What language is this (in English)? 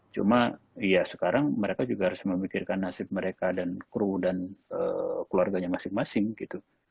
Indonesian